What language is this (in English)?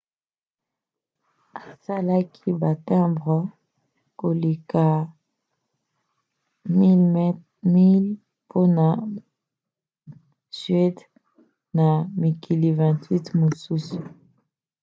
Lingala